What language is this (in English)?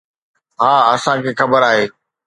Sindhi